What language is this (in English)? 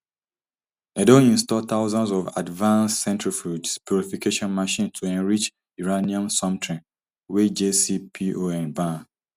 Nigerian Pidgin